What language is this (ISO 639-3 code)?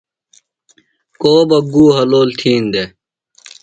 phl